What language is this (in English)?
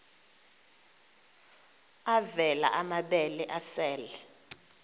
Xhosa